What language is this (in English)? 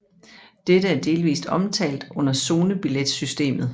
Danish